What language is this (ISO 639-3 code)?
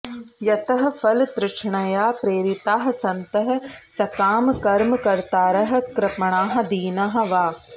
san